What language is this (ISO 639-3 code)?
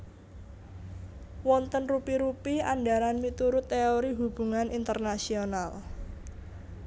jav